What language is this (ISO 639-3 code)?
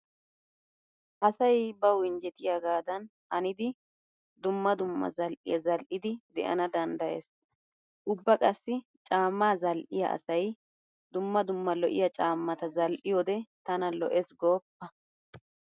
wal